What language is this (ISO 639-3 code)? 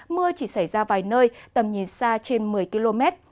vie